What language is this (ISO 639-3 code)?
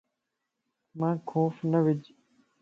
lss